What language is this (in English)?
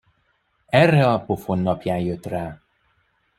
Hungarian